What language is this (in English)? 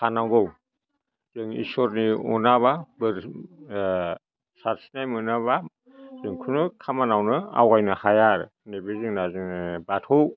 Bodo